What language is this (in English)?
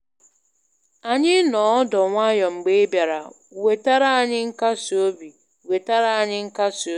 Igbo